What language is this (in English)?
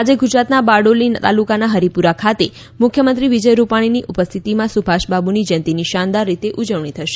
Gujarati